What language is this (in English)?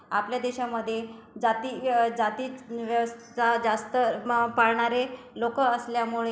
Marathi